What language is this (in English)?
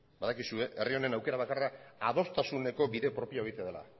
Basque